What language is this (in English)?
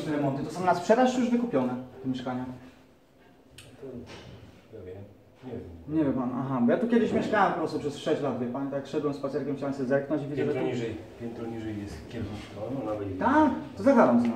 Polish